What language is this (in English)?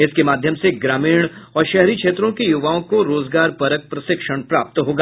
Hindi